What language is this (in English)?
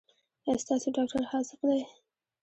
Pashto